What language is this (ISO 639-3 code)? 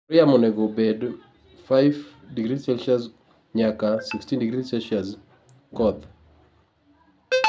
luo